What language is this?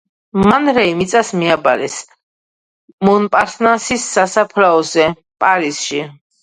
Georgian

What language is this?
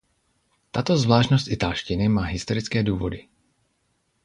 Czech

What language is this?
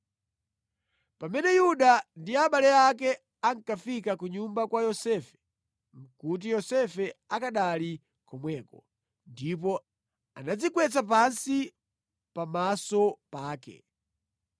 Nyanja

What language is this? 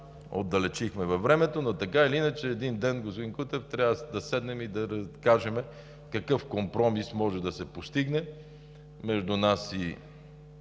Bulgarian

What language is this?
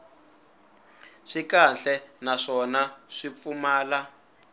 Tsonga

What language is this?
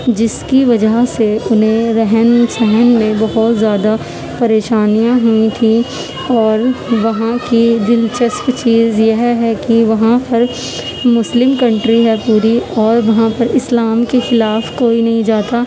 Urdu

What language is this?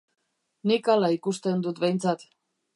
Basque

